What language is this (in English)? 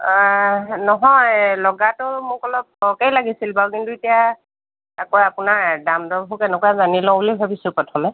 Assamese